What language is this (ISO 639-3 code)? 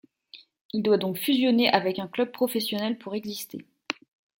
fra